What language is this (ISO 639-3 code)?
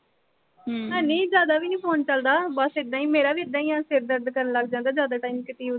pan